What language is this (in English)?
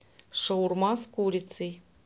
Russian